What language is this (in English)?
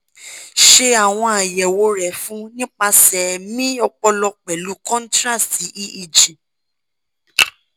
Yoruba